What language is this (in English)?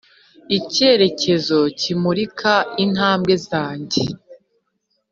Kinyarwanda